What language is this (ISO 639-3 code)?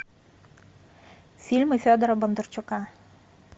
rus